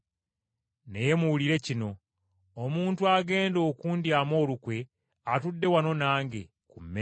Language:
Ganda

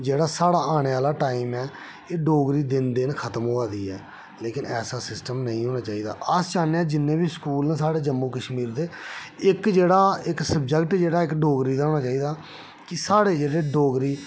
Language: Dogri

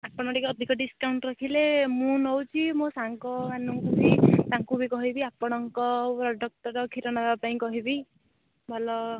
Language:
Odia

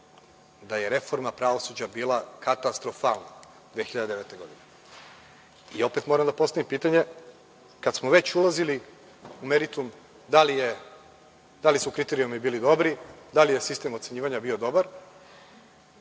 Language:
Serbian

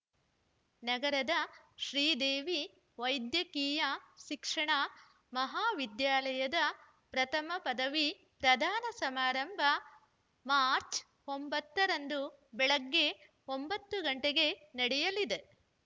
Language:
Kannada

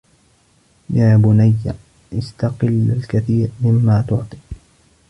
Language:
Arabic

